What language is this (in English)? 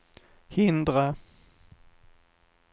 Swedish